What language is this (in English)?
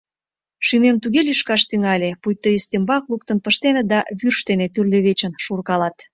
Mari